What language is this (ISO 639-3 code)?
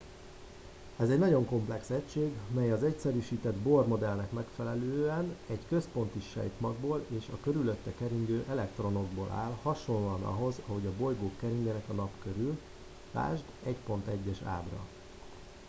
hun